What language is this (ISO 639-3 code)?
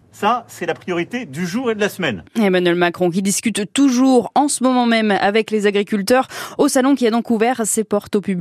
fra